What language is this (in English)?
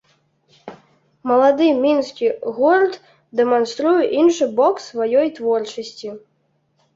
Belarusian